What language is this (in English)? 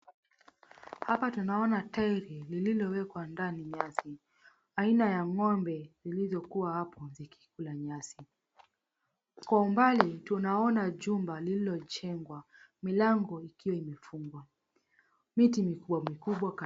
Swahili